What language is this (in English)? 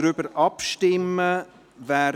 Swiss German